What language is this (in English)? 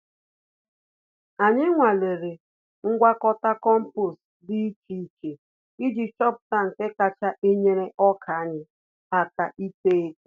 Igbo